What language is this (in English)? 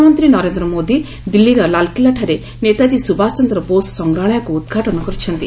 Odia